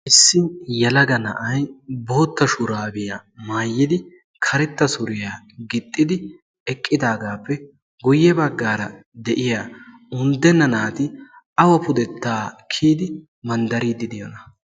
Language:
Wolaytta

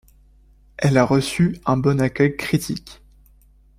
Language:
French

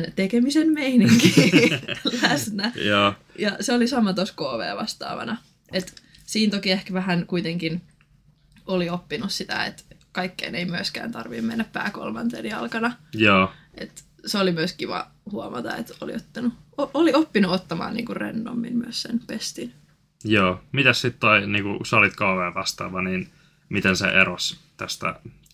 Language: Finnish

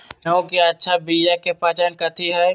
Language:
Magahi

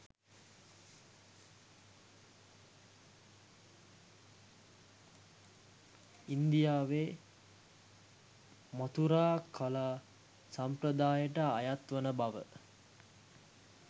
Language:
Sinhala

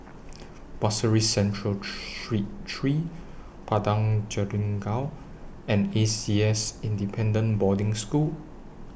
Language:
English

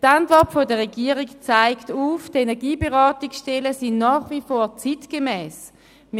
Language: Swiss German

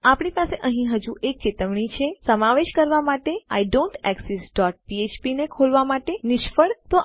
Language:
Gujarati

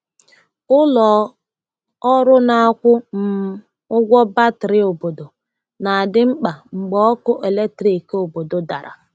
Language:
Igbo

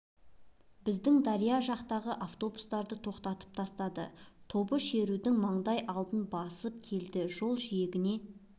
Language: Kazakh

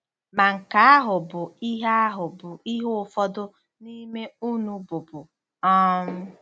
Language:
Igbo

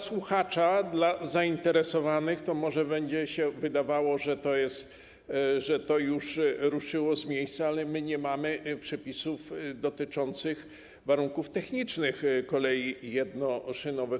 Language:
Polish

